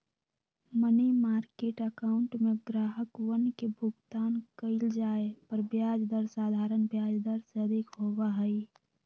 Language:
Magahi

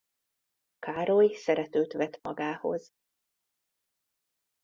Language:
Hungarian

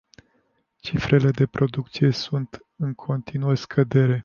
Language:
Romanian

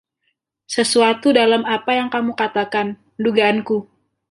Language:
Indonesian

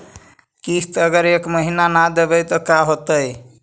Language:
Magahi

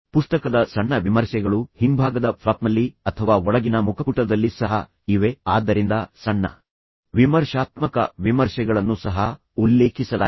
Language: Kannada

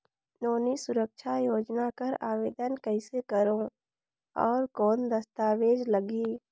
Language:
Chhattisgarhi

